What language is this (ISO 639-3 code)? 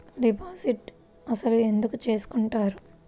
tel